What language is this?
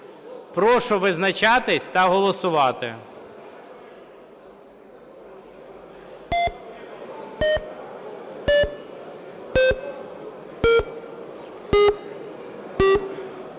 Ukrainian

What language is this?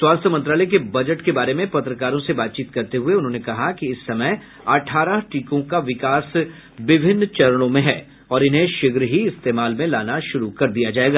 Hindi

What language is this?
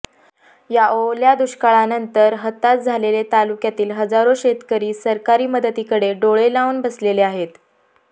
Marathi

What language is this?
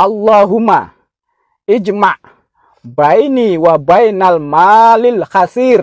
Indonesian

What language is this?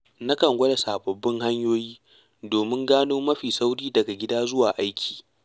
Hausa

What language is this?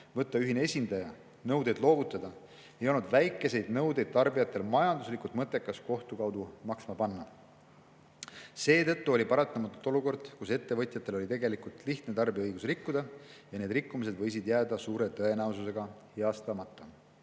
Estonian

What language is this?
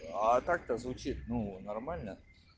Russian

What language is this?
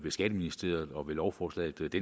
Danish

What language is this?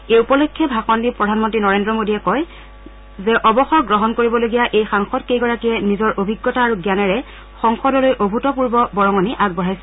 Assamese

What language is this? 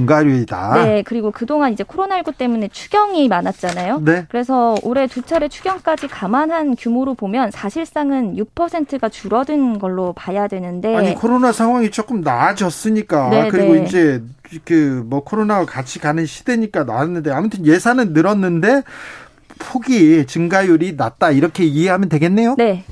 Korean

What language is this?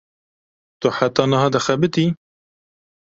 Kurdish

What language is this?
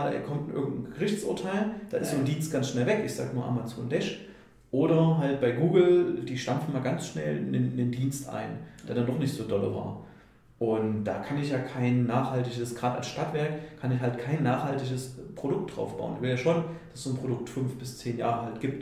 German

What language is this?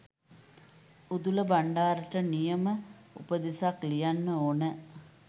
Sinhala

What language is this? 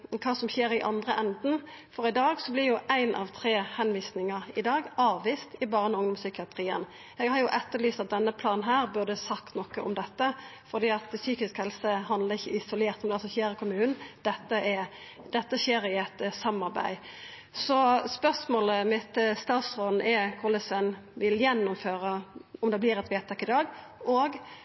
Norwegian Nynorsk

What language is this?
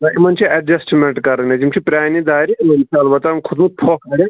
Kashmiri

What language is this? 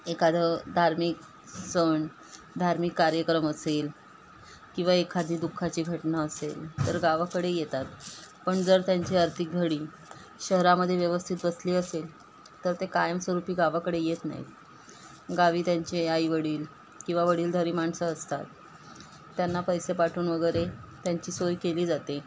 Marathi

